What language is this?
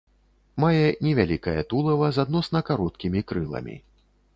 Belarusian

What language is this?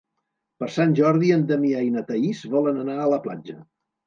Catalan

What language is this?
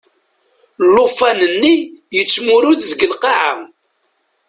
Kabyle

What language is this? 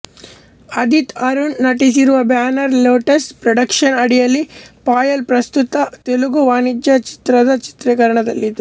Kannada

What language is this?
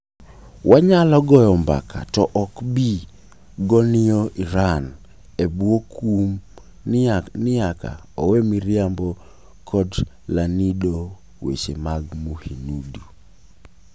Luo (Kenya and Tanzania)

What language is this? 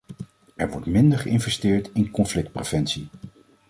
Dutch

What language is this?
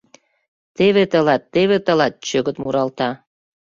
Mari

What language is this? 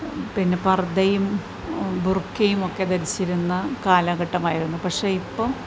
Malayalam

